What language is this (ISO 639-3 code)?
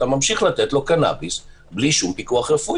heb